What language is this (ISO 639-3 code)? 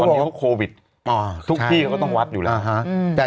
tha